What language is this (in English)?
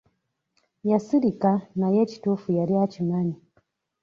Ganda